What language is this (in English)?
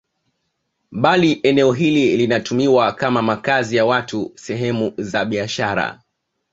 Swahili